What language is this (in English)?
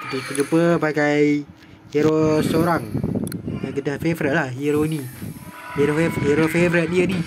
Malay